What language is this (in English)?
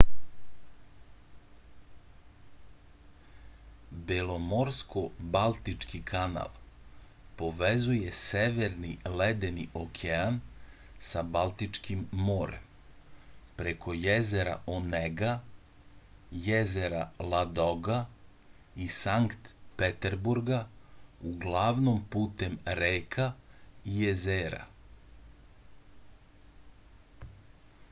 Serbian